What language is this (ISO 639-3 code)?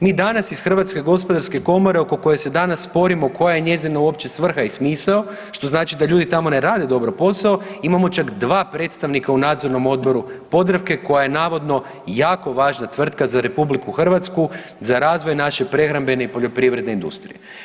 hrv